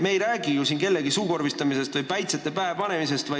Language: Estonian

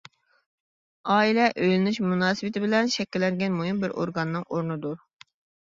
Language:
Uyghur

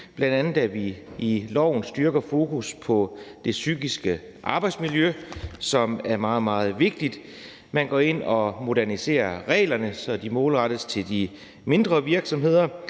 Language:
Danish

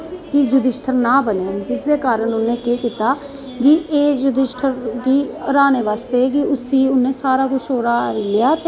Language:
Dogri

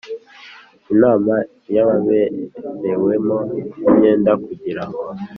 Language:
Kinyarwanda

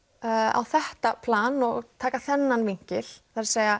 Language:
Icelandic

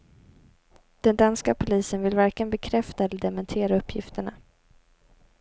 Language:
Swedish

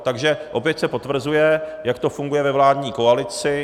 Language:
Czech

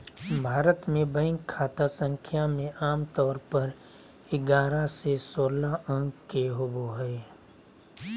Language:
Magahi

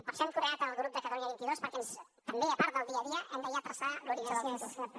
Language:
Catalan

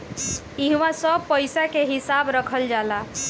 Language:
Bhojpuri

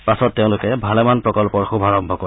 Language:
Assamese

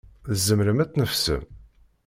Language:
Kabyle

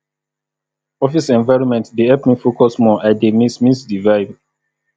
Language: Nigerian Pidgin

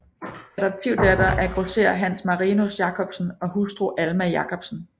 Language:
Danish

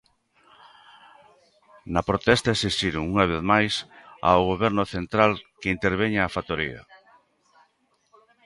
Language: Galician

